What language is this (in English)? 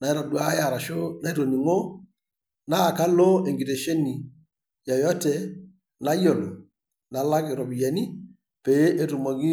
Masai